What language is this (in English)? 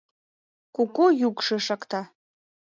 Mari